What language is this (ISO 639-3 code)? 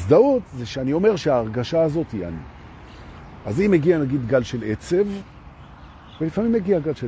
heb